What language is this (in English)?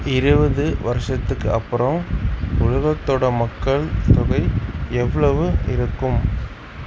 Tamil